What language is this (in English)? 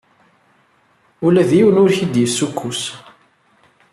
Kabyle